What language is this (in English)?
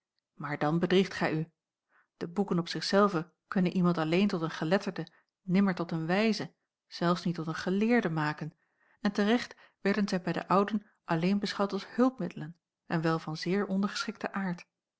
Dutch